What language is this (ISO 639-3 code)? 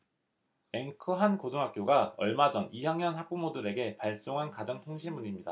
kor